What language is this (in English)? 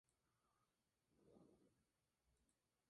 Spanish